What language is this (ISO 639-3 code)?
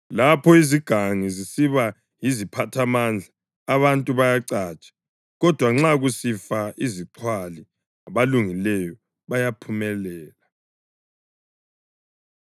nde